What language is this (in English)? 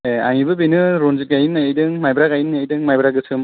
Bodo